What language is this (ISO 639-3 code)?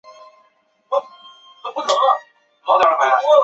zho